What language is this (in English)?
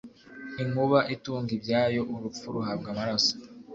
Kinyarwanda